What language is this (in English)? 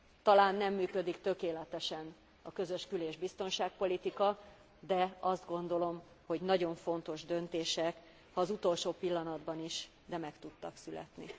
Hungarian